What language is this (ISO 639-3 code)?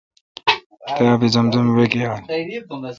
xka